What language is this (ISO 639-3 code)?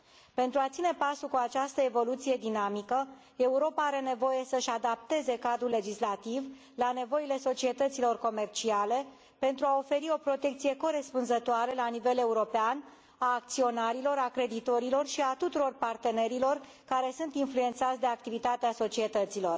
ron